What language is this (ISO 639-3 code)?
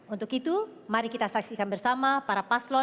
ind